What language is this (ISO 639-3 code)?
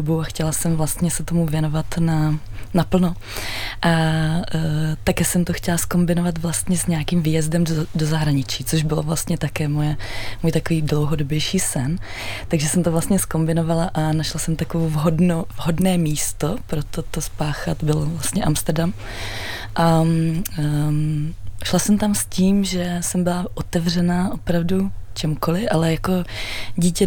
ces